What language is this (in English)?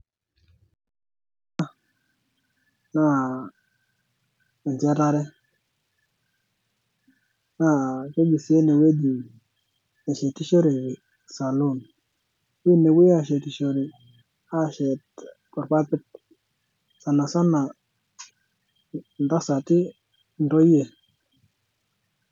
Masai